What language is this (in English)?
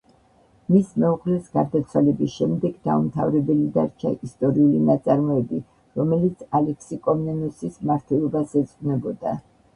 Georgian